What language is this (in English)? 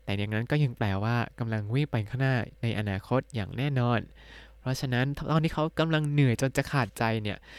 Thai